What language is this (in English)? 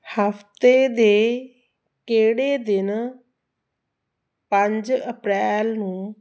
Punjabi